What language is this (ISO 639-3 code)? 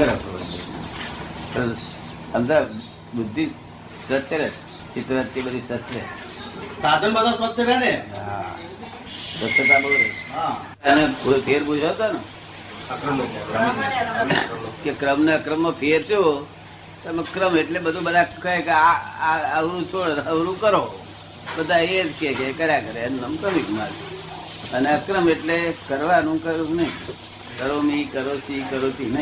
guj